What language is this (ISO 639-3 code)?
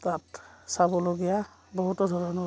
asm